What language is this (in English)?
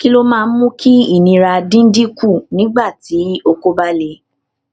Yoruba